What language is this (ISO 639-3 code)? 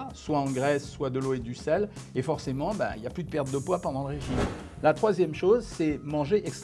fra